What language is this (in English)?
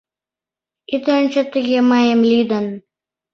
Mari